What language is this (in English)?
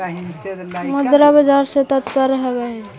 Magahi